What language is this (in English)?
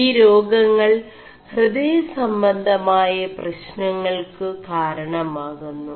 Malayalam